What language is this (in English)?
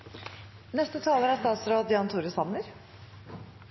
Norwegian Nynorsk